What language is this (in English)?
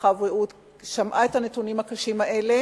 Hebrew